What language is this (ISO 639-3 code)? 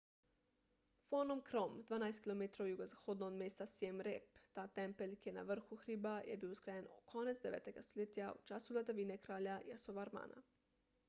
slv